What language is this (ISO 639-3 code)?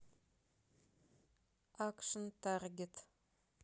rus